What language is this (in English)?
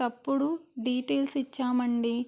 Telugu